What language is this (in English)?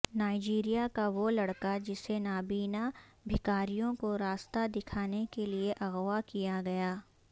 Urdu